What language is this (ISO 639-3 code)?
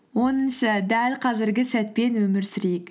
kaz